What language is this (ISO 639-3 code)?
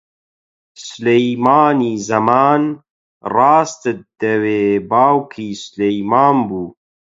ckb